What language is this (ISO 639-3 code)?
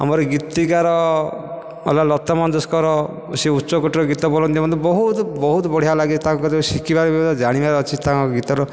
ori